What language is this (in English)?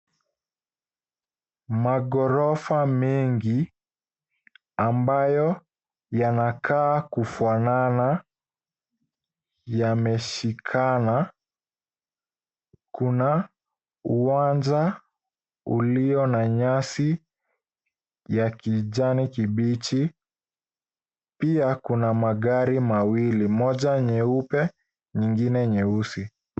Swahili